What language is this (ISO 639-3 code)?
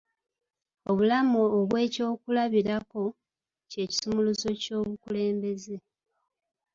lug